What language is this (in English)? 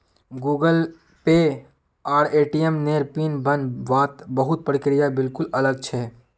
Magahi